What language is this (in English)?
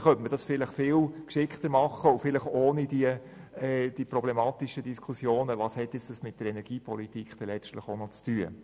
Swiss German